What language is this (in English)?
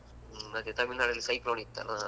Kannada